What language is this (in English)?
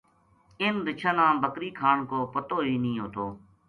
Gujari